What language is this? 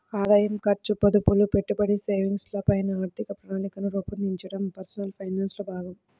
Telugu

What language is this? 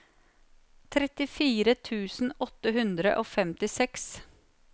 Norwegian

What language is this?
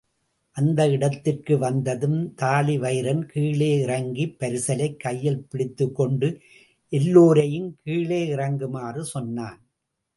Tamil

